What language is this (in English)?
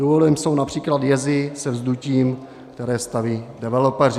Czech